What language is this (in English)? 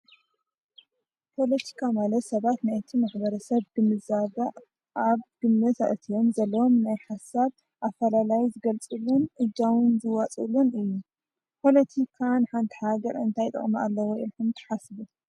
Tigrinya